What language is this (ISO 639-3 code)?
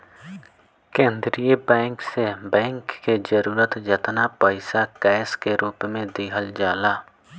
bho